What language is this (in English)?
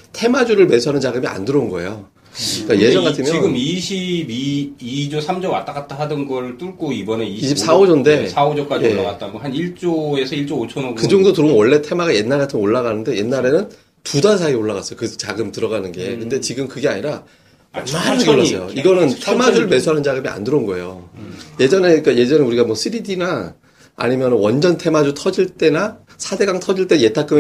Korean